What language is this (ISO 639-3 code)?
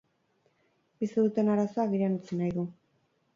eus